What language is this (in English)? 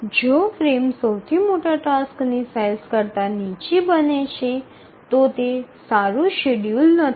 Gujarati